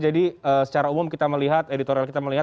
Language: Indonesian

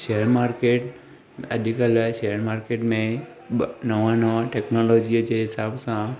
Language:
Sindhi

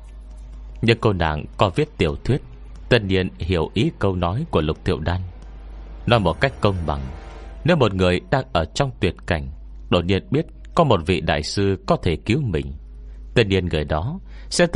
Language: Vietnamese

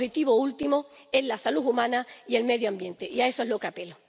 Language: Spanish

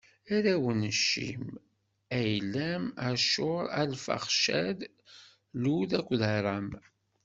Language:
Kabyle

